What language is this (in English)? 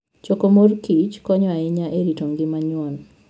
Luo (Kenya and Tanzania)